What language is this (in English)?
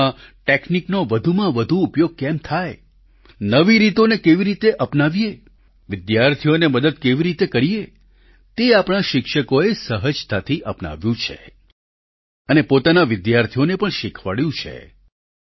Gujarati